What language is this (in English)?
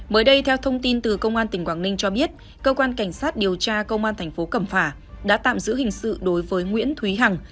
Vietnamese